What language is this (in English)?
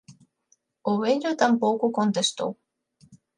Galician